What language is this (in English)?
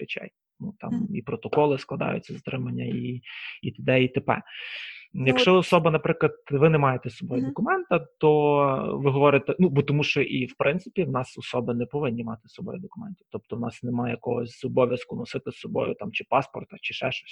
Ukrainian